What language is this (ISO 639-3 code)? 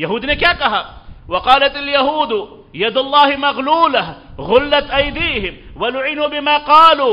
ara